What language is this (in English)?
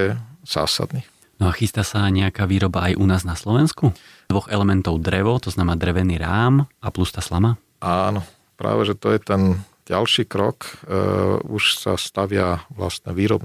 Slovak